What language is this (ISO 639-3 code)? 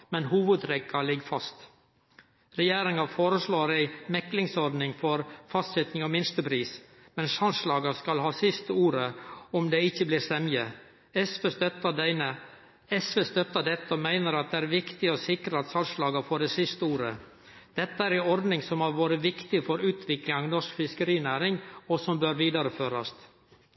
nno